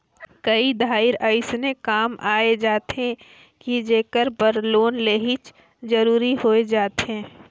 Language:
Chhattisgarhi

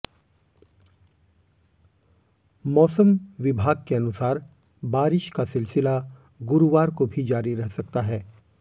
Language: Hindi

